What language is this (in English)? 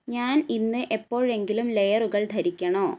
Malayalam